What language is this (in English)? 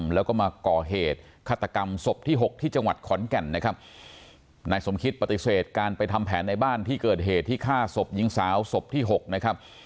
Thai